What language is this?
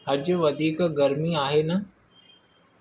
Sindhi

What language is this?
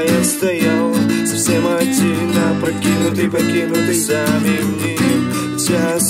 Russian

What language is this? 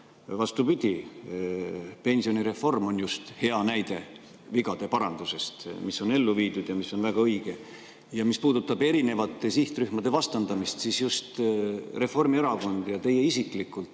Estonian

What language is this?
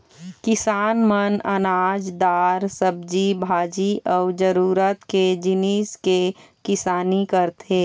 Chhattisgarhi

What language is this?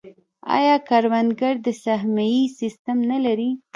Pashto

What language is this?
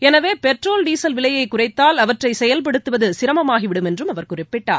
Tamil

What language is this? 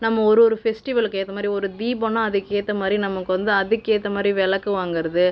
Tamil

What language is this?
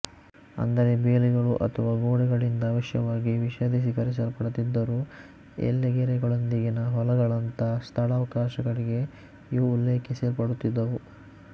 Kannada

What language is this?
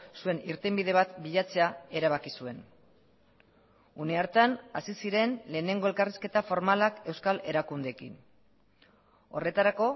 Basque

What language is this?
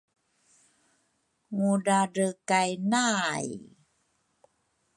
Rukai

